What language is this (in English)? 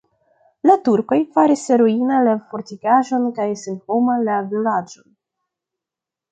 Esperanto